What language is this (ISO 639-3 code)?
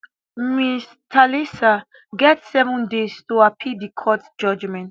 pcm